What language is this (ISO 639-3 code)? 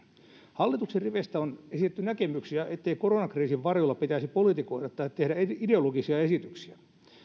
fin